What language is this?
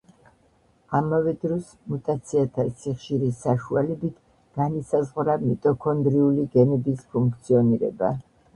Georgian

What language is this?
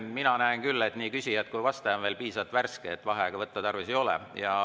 Estonian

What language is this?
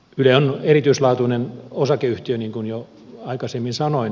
Finnish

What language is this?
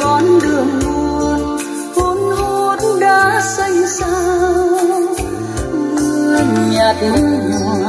Vietnamese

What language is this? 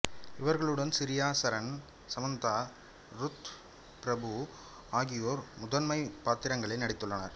Tamil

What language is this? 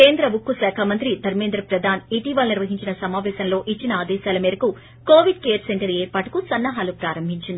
Telugu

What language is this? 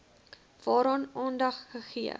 Afrikaans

